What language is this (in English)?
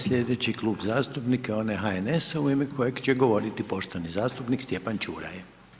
Croatian